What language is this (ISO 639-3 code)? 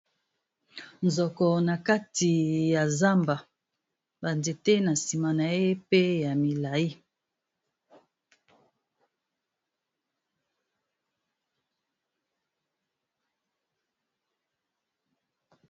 lin